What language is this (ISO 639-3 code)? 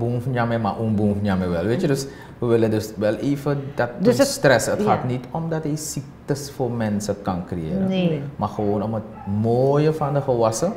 nld